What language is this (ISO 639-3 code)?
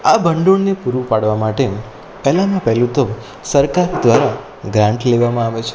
guj